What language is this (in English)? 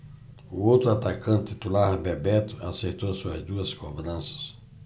Portuguese